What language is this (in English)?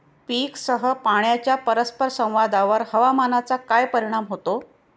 Marathi